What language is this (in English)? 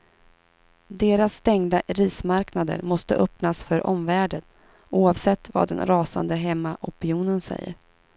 Swedish